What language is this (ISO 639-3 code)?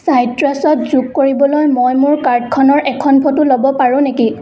asm